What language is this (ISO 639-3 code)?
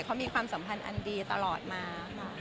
tha